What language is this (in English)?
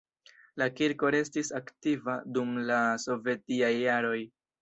Esperanto